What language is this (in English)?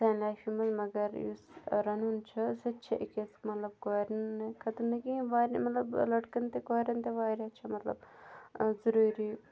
Kashmiri